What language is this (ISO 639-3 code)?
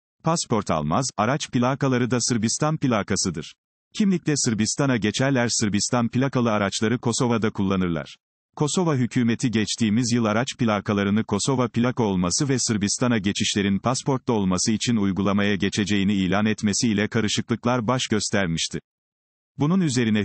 tur